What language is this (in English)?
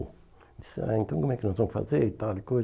Portuguese